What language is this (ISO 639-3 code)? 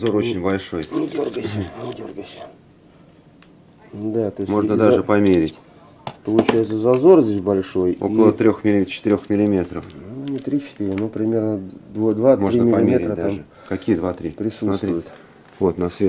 rus